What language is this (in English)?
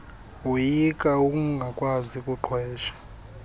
Xhosa